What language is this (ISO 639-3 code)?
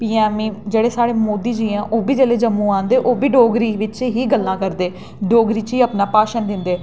doi